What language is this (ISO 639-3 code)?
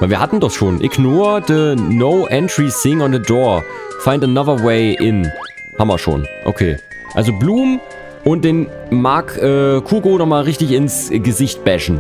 deu